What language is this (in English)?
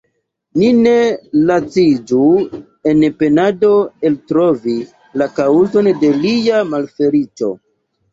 Esperanto